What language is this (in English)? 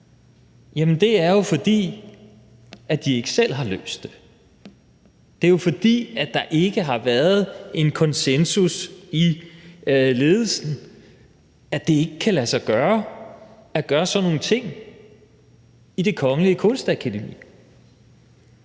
Danish